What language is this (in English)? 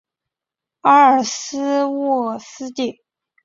Chinese